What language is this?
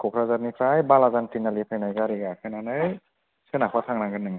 Bodo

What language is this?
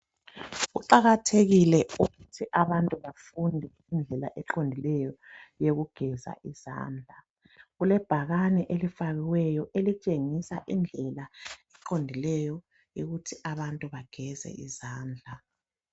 North Ndebele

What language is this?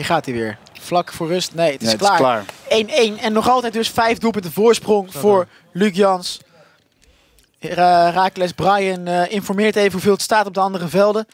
Dutch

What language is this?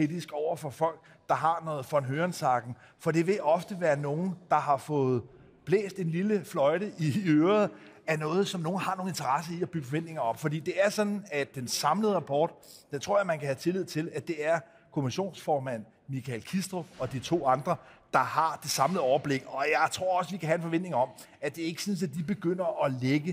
Danish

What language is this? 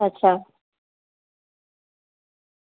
Gujarati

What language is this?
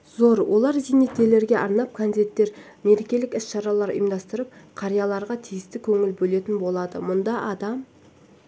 Kazakh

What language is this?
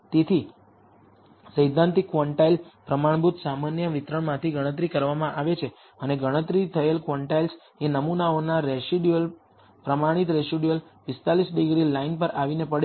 Gujarati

